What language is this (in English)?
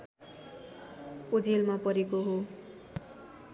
Nepali